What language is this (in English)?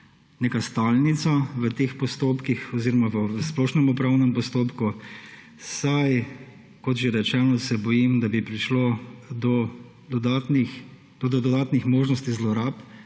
Slovenian